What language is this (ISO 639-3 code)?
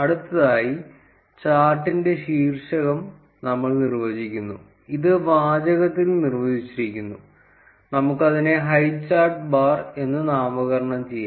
mal